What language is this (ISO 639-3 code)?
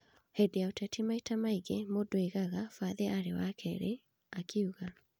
kik